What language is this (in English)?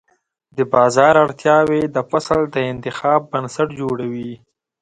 Pashto